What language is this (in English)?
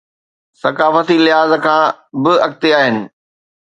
Sindhi